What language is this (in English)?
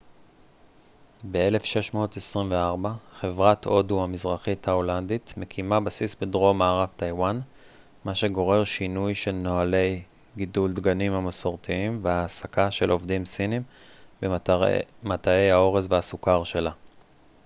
Hebrew